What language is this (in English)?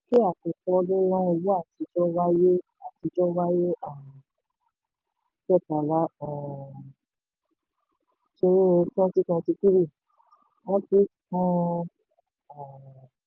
Yoruba